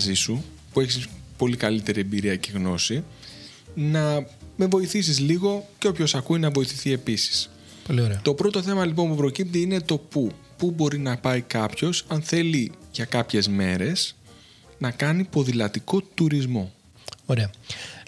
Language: Greek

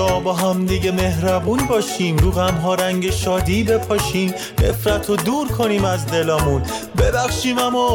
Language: Persian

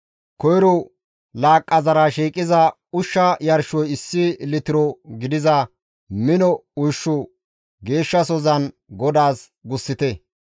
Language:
Gamo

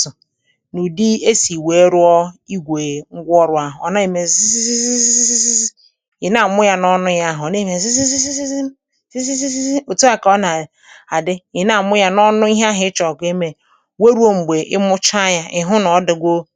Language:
Igbo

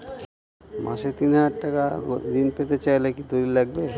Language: Bangla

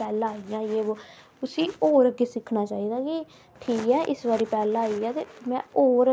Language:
Dogri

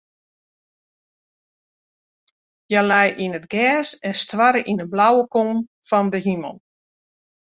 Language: Western Frisian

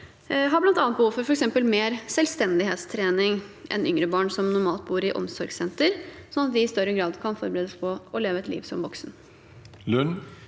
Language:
Norwegian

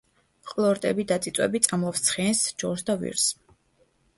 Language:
Georgian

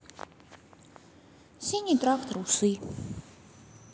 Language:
Russian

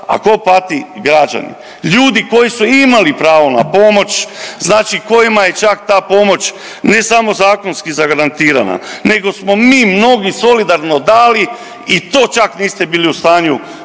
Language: Croatian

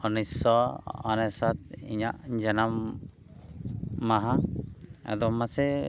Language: Santali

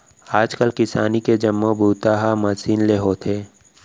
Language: Chhattisgarhi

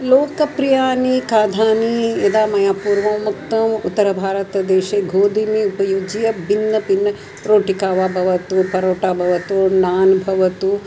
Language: Sanskrit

